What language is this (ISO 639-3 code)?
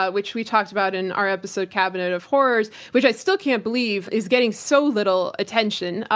eng